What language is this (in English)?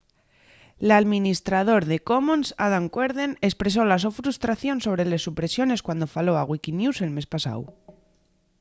Asturian